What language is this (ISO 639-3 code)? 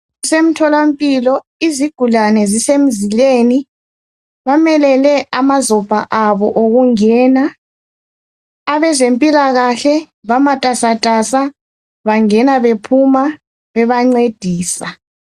nde